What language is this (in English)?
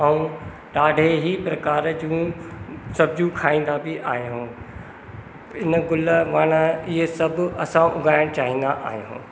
Sindhi